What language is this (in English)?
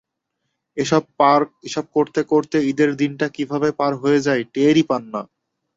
Bangla